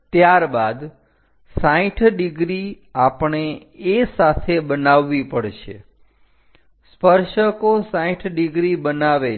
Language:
Gujarati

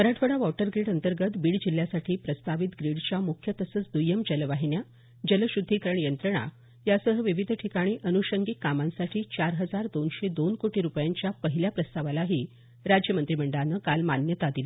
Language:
Marathi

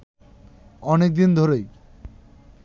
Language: Bangla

